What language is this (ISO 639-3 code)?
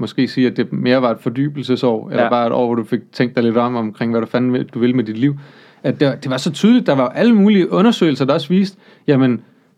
dan